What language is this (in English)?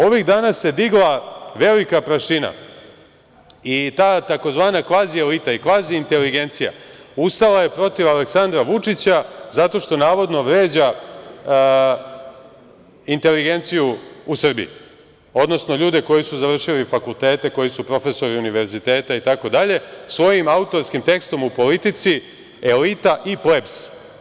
Serbian